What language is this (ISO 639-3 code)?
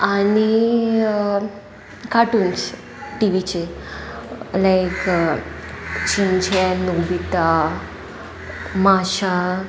kok